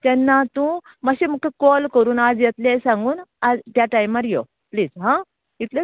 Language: Konkani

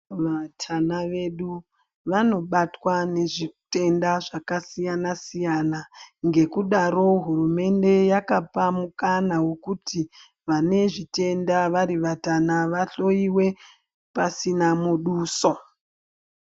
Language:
Ndau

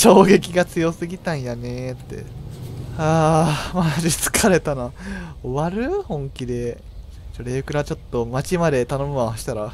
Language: Japanese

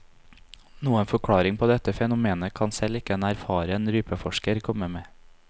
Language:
Norwegian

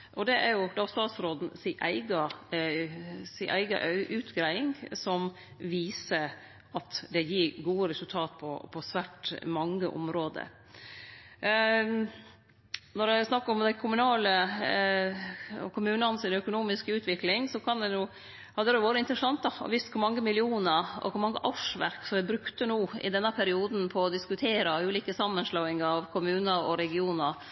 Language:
Norwegian Nynorsk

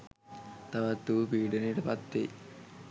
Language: Sinhala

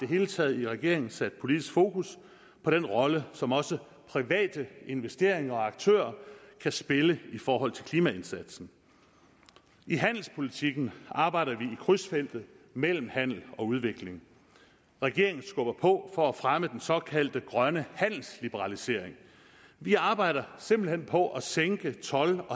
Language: Danish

